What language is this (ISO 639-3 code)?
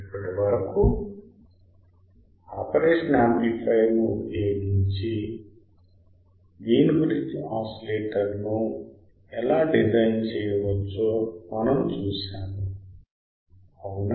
tel